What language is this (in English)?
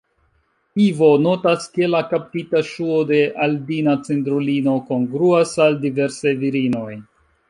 Esperanto